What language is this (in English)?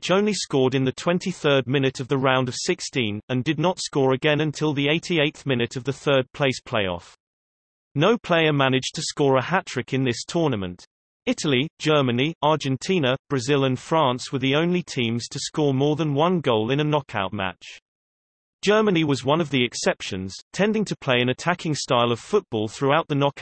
English